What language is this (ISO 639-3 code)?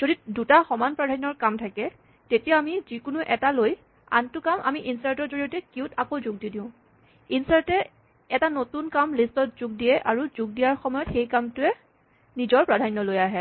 asm